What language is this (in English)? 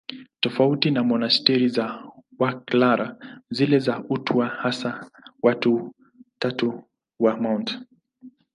Swahili